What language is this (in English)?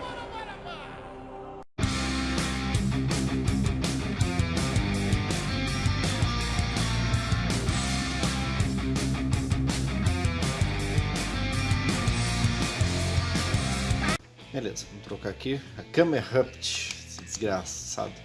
Portuguese